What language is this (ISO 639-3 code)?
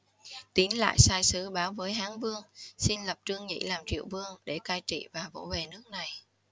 vie